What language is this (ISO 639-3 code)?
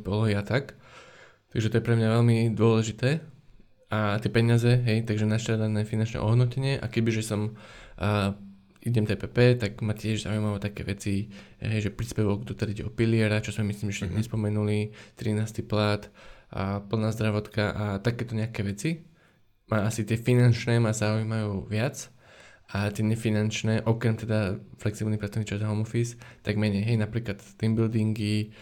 slk